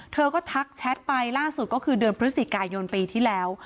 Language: Thai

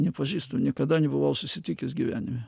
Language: Lithuanian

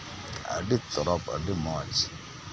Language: Santali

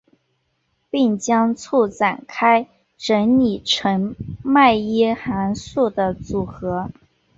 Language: Chinese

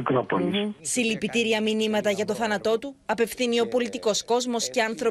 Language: Greek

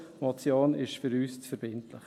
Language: Swiss German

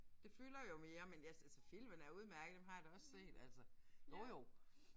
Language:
Danish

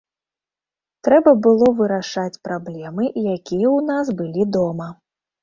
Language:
Belarusian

